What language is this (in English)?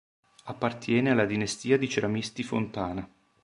Italian